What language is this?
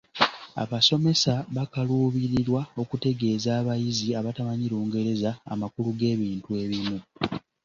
Ganda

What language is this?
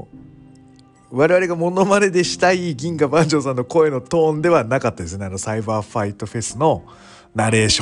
Japanese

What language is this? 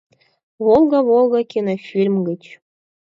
Mari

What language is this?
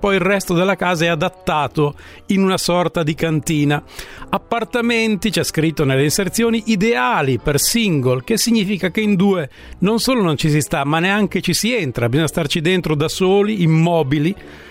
Italian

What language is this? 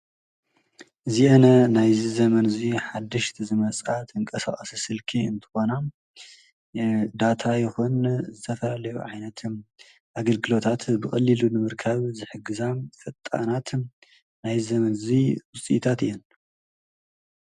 Tigrinya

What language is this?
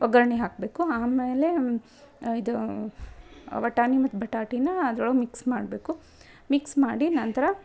Kannada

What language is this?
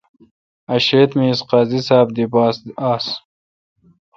Kalkoti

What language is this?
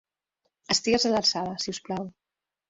Catalan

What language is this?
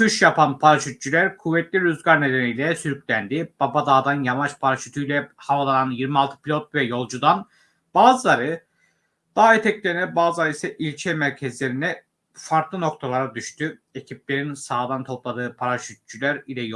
Turkish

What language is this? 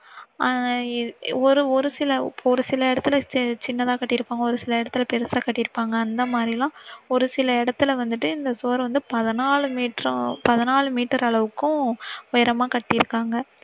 Tamil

